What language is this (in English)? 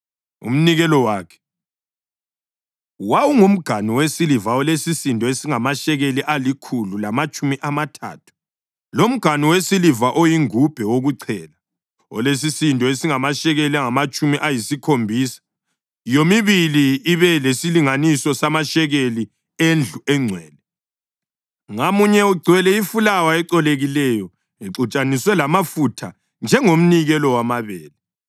North Ndebele